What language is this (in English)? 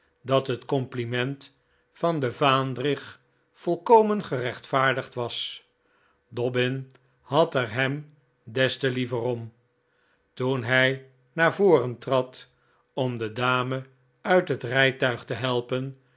Dutch